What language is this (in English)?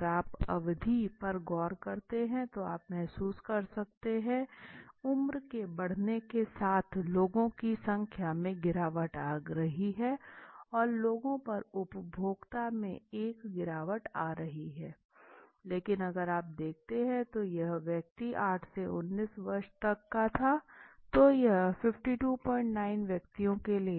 Hindi